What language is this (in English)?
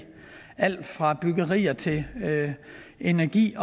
Danish